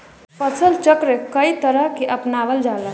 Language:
Bhojpuri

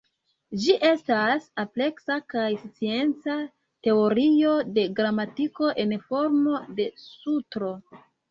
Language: Esperanto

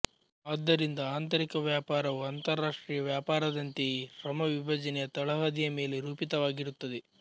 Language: Kannada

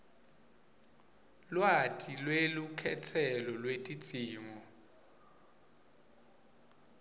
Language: Swati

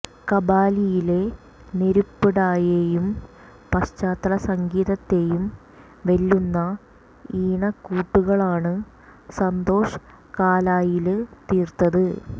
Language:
Malayalam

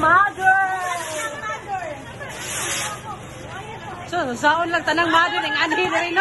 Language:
Arabic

